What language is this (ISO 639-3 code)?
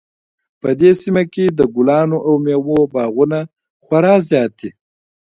pus